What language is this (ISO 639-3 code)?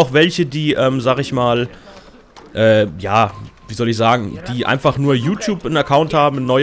deu